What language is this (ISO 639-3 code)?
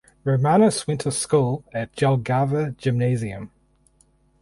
eng